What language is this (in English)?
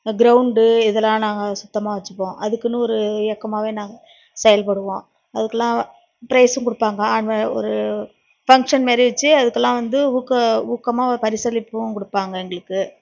Tamil